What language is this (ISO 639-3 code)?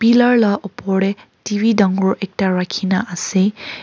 nag